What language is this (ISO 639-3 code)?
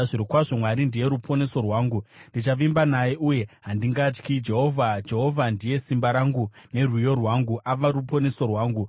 sna